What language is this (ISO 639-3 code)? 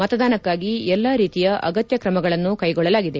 kan